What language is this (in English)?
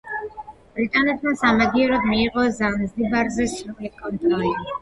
Georgian